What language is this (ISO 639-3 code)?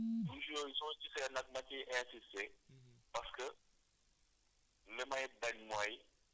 wol